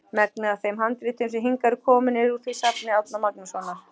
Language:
Icelandic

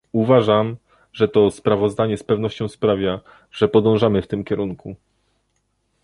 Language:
Polish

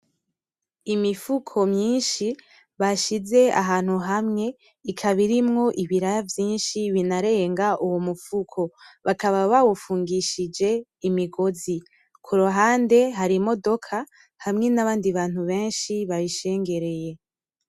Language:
Rundi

